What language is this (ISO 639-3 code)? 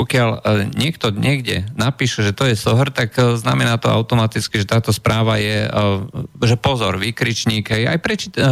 slk